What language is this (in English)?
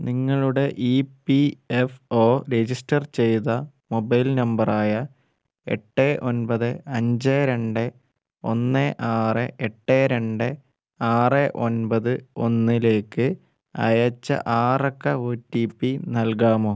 Malayalam